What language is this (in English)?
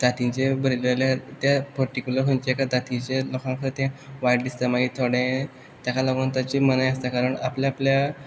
Konkani